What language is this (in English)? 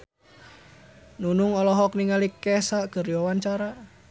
Sundanese